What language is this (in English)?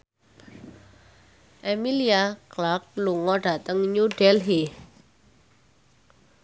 Javanese